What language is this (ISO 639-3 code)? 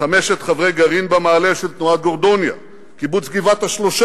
heb